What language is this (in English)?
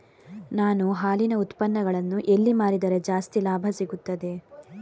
Kannada